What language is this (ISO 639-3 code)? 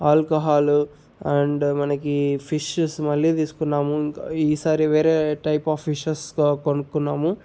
tel